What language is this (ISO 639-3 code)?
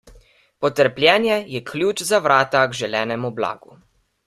slv